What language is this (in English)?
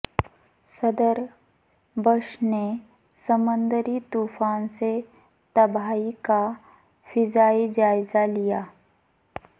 Urdu